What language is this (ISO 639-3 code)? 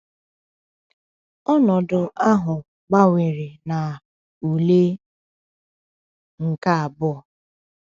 ibo